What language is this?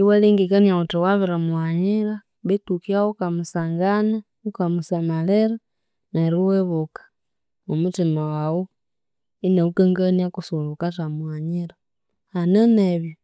Konzo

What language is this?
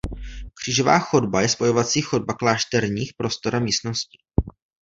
Czech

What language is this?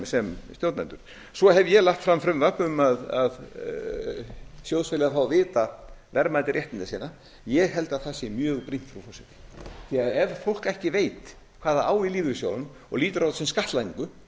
Icelandic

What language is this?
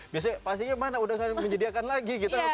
Indonesian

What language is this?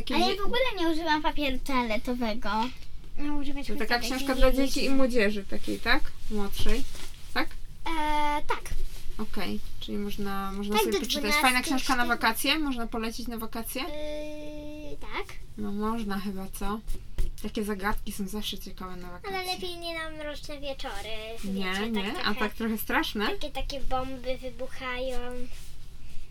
Polish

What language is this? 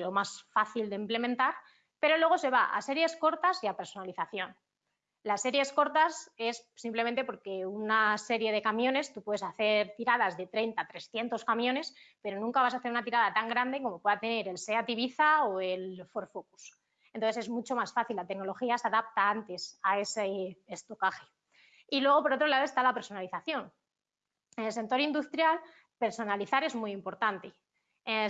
Spanish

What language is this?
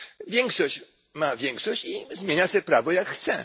Polish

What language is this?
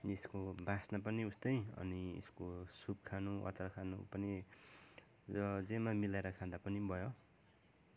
Nepali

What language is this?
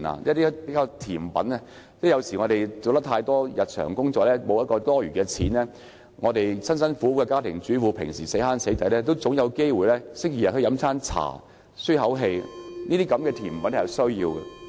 Cantonese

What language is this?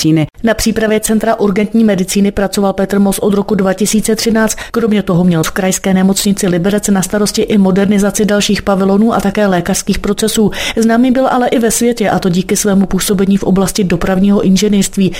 Czech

